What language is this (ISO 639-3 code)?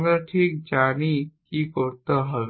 ben